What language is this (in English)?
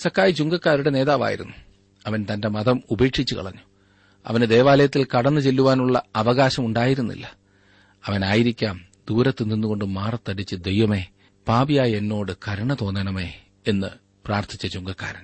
Malayalam